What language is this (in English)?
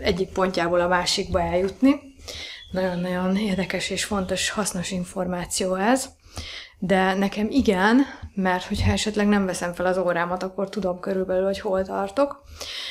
Hungarian